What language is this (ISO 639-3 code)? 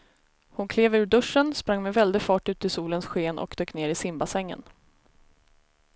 swe